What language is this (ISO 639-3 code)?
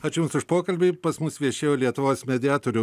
lit